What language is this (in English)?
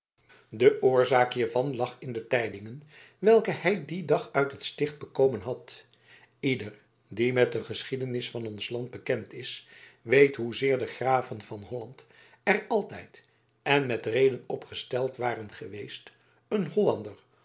Dutch